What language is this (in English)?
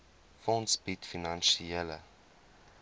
Afrikaans